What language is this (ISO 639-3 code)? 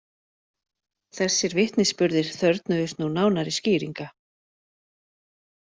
isl